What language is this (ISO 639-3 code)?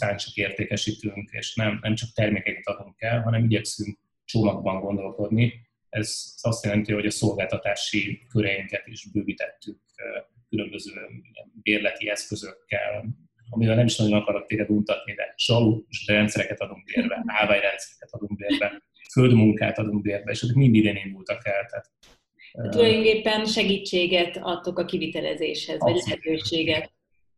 hun